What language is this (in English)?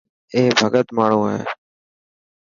Dhatki